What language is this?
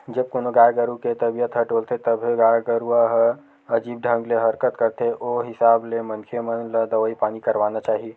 Chhattisgarhi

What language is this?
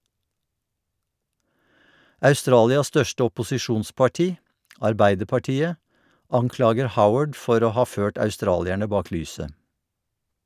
Norwegian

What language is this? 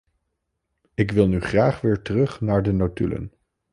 Dutch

